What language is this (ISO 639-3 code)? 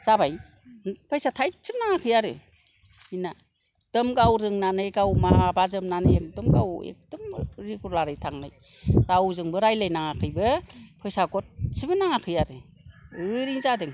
brx